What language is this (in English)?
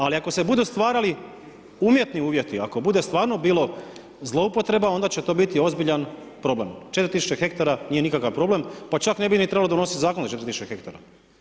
Croatian